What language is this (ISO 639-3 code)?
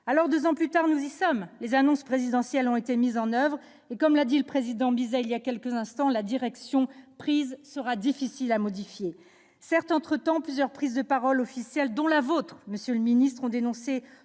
fra